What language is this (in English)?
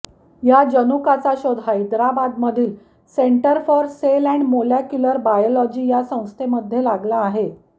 Marathi